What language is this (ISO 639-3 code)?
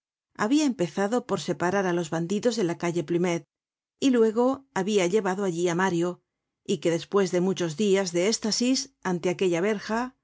spa